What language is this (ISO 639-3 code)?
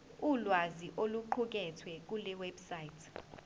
zul